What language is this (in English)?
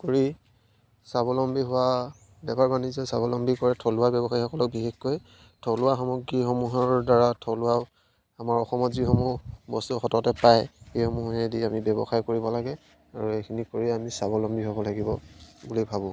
Assamese